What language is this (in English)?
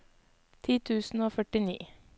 Norwegian